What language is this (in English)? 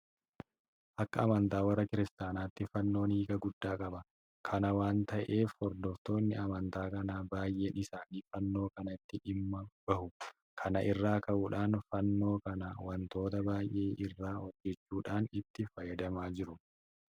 Oromo